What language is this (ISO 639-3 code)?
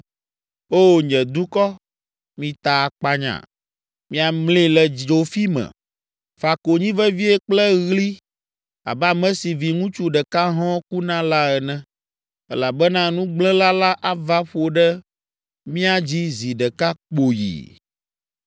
ewe